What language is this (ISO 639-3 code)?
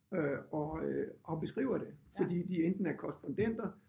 dan